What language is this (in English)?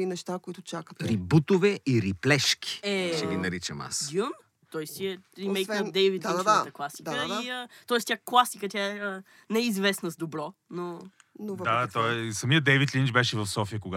Bulgarian